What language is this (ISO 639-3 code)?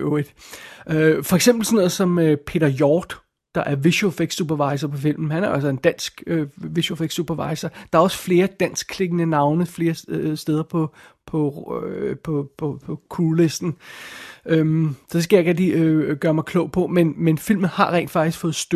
dan